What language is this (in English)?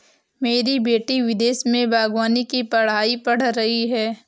Hindi